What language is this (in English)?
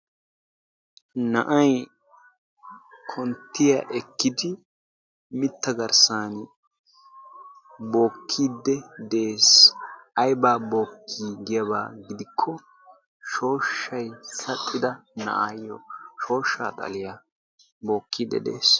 Wolaytta